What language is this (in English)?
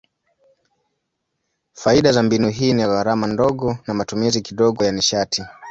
Swahili